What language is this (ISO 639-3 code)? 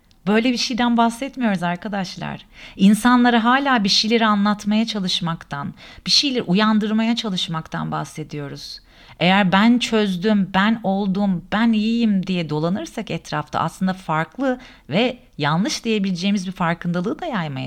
tur